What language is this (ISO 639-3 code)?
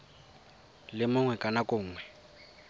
tsn